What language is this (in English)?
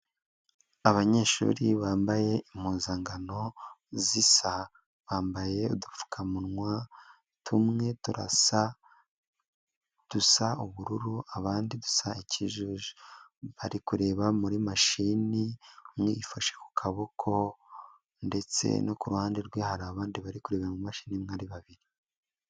Kinyarwanda